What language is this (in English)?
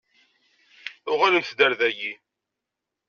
Kabyle